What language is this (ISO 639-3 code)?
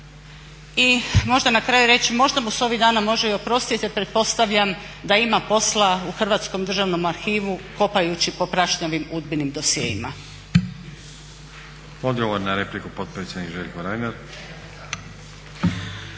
hrv